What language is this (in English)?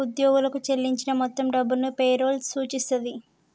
Telugu